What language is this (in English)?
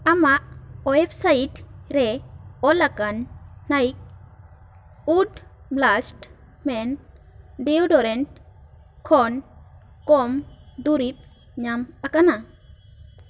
Santali